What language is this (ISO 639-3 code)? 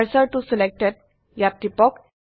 asm